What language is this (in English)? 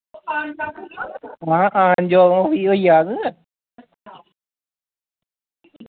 Dogri